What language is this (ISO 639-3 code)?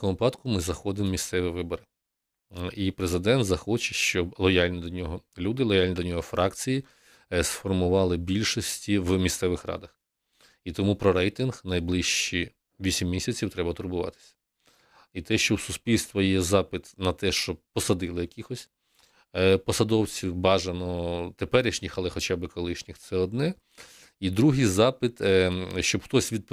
ukr